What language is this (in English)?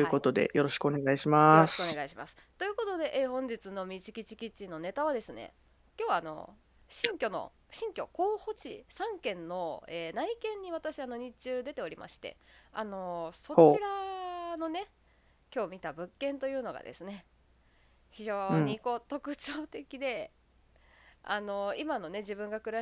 Japanese